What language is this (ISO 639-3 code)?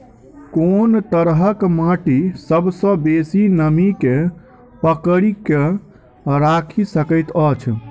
mai